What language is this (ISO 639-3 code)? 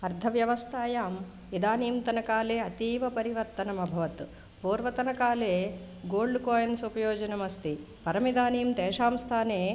san